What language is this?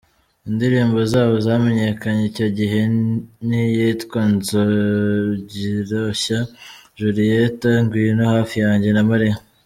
Kinyarwanda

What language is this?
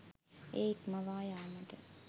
Sinhala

